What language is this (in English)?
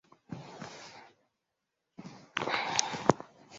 Swahili